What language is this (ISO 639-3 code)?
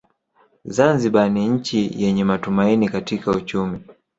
swa